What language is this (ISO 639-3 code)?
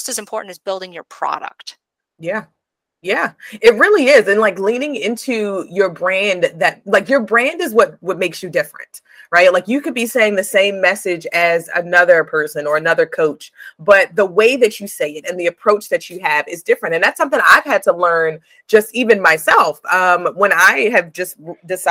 eng